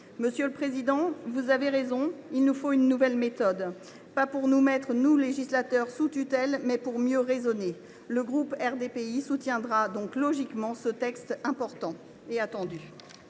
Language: French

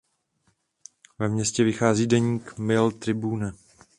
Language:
Czech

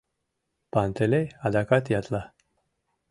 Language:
Mari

